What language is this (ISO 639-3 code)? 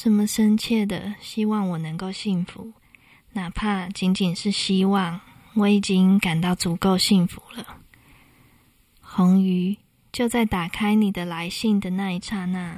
zho